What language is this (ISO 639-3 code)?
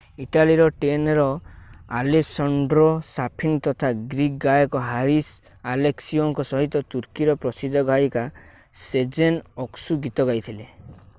ori